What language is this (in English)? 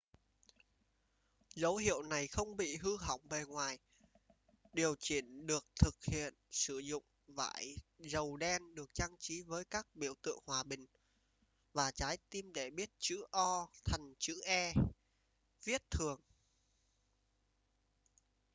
Vietnamese